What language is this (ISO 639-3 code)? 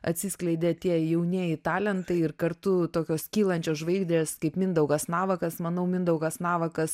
lit